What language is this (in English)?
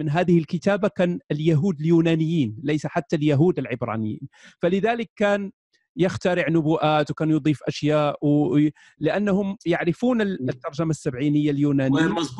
Arabic